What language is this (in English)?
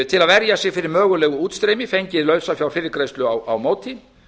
Icelandic